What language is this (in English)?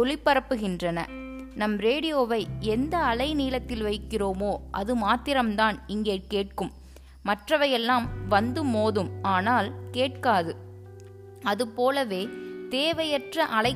Tamil